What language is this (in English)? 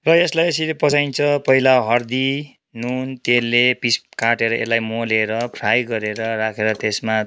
Nepali